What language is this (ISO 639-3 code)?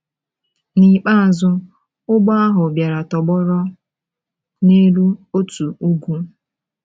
ibo